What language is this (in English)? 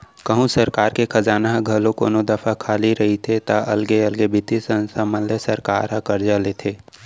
Chhattisgarhi